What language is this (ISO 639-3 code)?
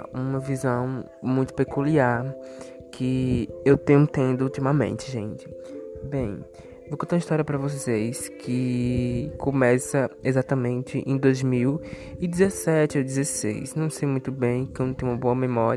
por